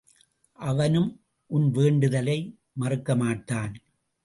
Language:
Tamil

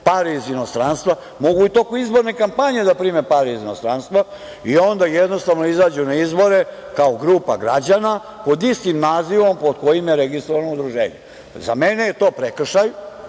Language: Serbian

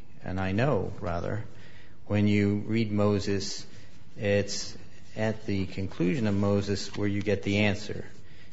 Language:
English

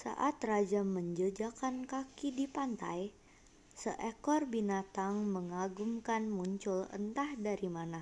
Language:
Indonesian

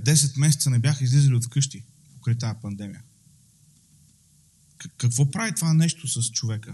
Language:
Bulgarian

